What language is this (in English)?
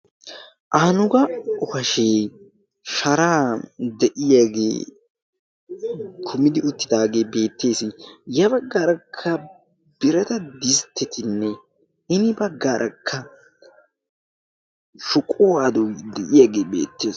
Wolaytta